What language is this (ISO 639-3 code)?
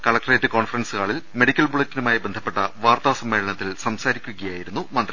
mal